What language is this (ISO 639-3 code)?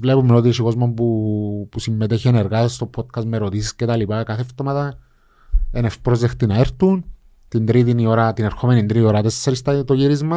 ell